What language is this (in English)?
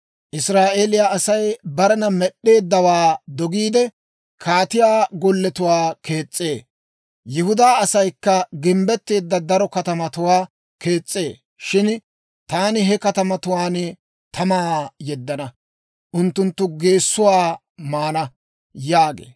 Dawro